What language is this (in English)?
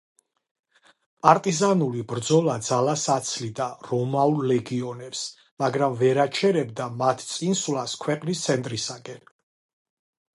Georgian